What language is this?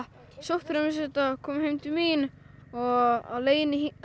Icelandic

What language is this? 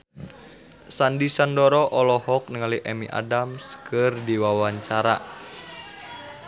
Sundanese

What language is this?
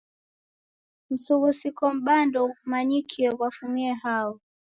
Taita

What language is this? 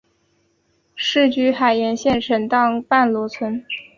Chinese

